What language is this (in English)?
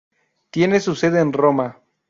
Spanish